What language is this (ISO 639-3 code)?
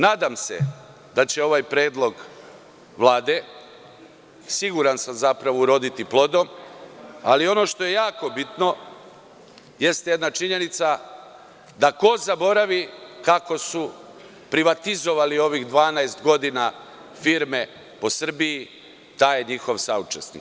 srp